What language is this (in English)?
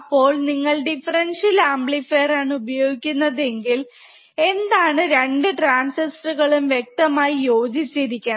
Malayalam